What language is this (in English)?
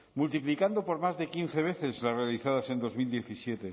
Spanish